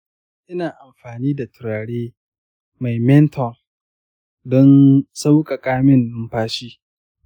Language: Hausa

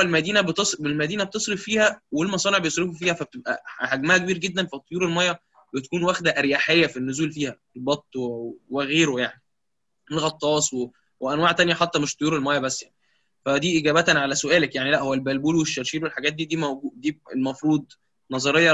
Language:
Arabic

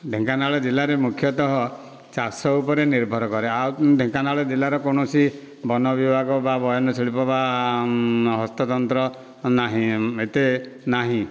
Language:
Odia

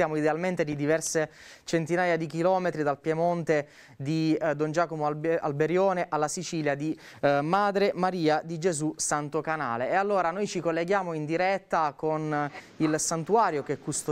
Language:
Italian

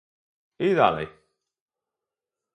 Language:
Polish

